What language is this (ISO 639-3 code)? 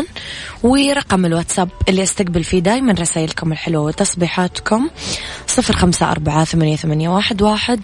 ara